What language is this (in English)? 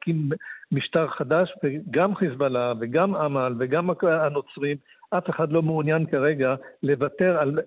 Hebrew